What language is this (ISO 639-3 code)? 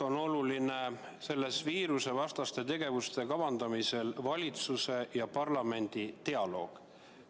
est